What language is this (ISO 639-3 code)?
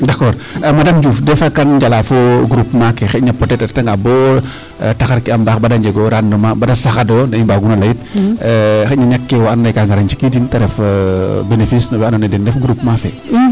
srr